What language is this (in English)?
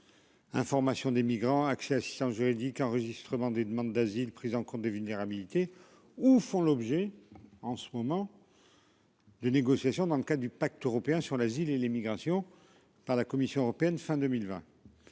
French